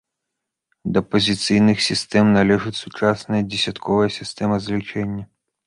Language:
Belarusian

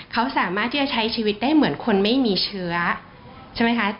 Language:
Thai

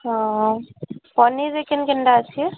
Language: Odia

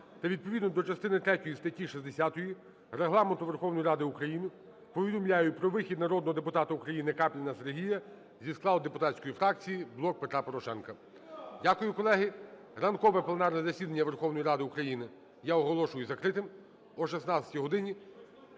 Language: Ukrainian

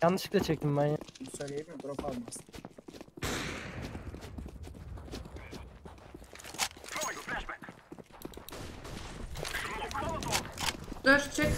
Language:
Turkish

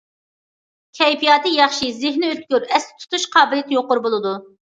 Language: Uyghur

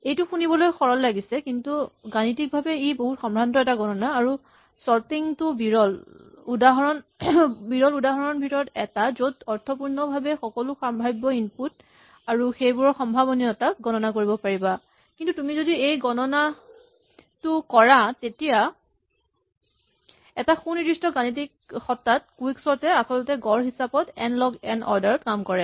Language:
Assamese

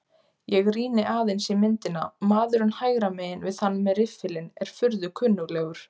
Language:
Icelandic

